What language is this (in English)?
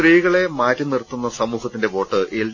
Malayalam